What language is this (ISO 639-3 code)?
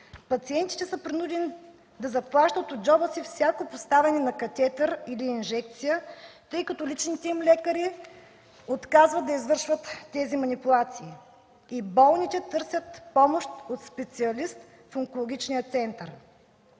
bul